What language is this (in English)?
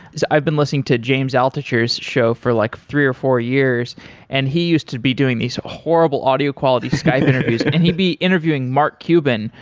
English